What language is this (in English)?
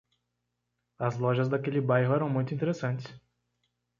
Portuguese